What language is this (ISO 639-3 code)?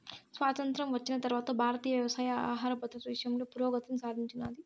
tel